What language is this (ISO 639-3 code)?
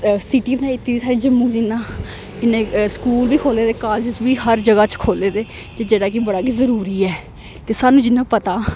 doi